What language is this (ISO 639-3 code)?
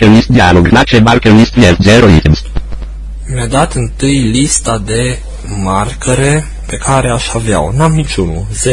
ron